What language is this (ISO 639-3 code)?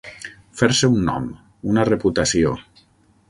cat